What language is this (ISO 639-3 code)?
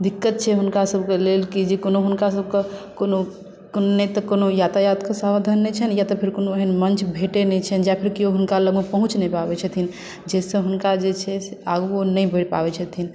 mai